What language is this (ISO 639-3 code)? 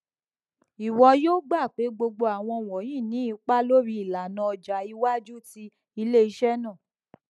yor